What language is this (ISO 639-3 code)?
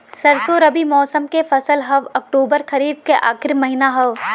bho